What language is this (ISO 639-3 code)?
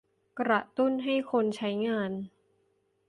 tha